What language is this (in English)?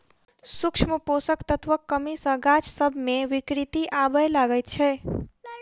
Maithili